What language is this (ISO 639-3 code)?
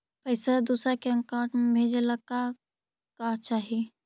mag